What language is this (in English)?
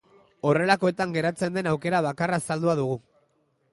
Basque